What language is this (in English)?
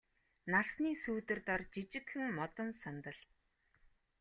Mongolian